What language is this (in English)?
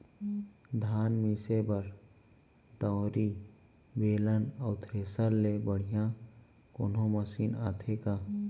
Chhattisgarhi